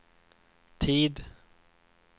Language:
Swedish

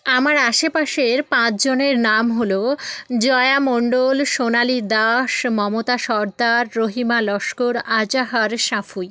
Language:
Bangla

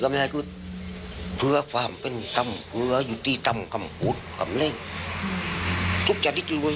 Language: Thai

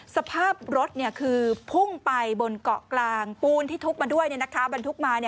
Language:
Thai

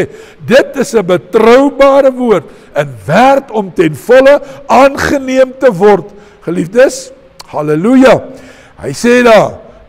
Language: Dutch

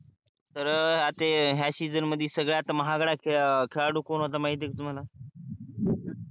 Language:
Marathi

